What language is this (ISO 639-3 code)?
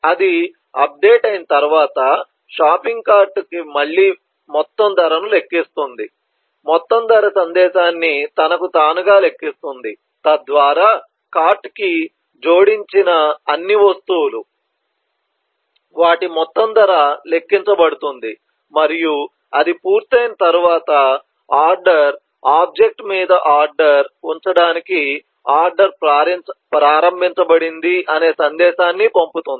tel